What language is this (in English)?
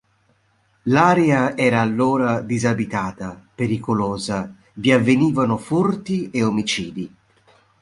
Italian